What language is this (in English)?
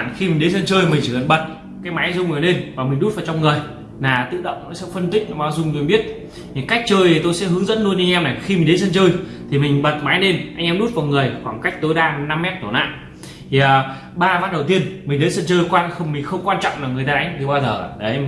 Vietnamese